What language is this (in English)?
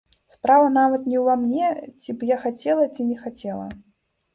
Belarusian